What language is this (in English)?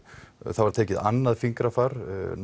Icelandic